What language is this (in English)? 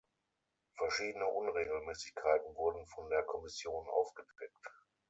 German